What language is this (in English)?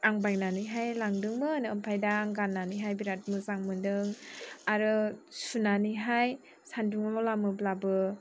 Bodo